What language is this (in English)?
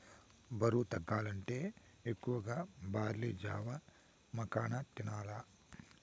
Telugu